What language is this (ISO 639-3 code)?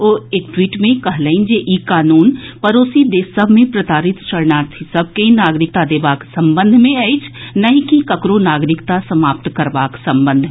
mai